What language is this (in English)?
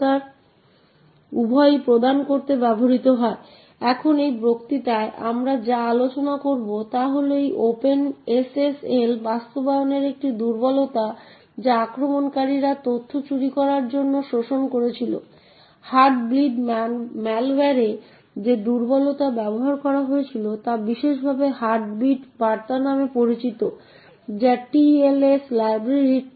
Bangla